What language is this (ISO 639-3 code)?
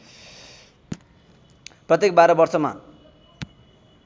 nep